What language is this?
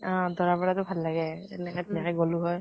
Assamese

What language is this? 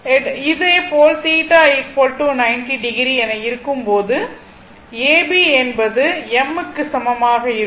Tamil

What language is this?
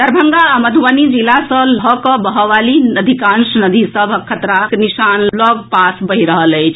Maithili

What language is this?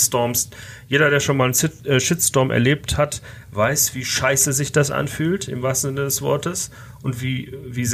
German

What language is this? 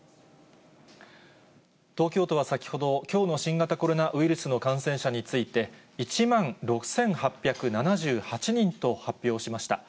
Japanese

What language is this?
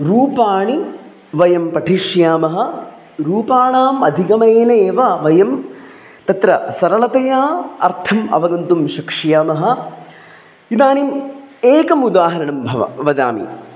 Sanskrit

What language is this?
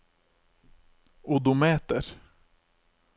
Norwegian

